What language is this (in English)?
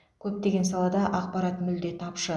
Kazakh